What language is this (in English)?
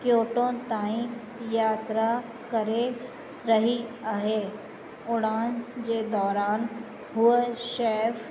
Sindhi